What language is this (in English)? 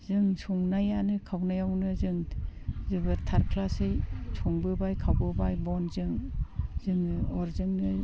Bodo